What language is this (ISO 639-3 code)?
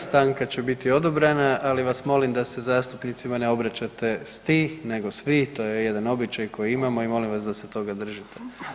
hrv